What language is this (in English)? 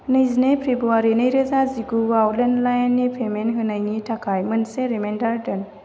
Bodo